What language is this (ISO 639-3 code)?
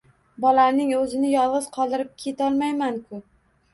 uzb